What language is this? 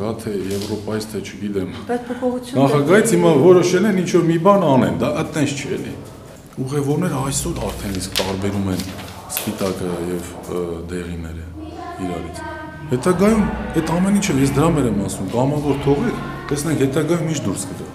Turkish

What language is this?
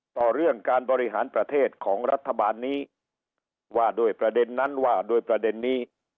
Thai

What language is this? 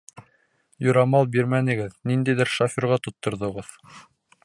Bashkir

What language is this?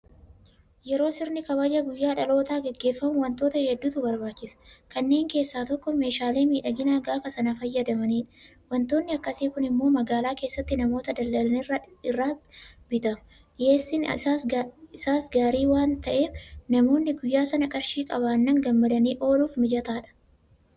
Oromo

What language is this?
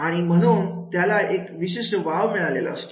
Marathi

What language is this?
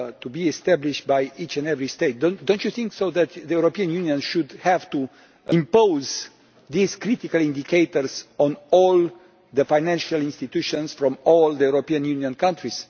English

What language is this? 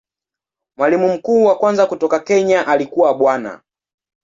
Swahili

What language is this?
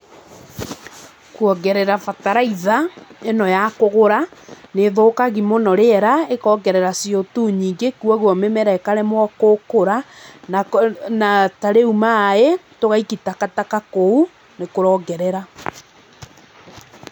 Kikuyu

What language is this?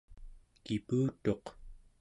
Central Yupik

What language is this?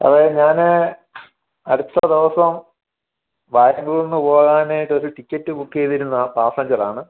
Malayalam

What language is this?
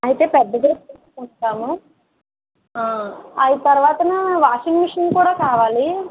Telugu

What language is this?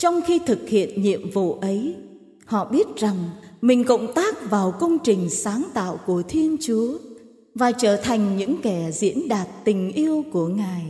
Vietnamese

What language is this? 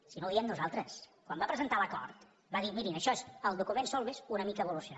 Catalan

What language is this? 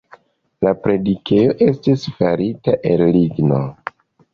Esperanto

